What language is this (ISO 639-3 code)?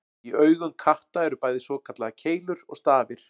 isl